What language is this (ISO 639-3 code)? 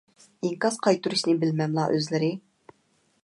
uig